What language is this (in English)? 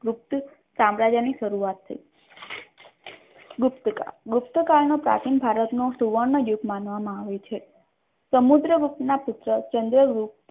Gujarati